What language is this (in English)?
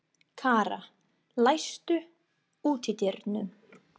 Icelandic